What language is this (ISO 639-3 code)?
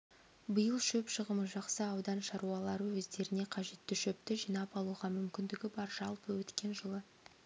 kaz